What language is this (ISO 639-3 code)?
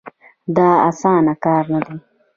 pus